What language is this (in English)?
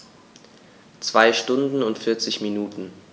German